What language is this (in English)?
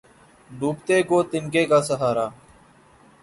Urdu